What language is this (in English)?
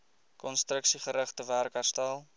Afrikaans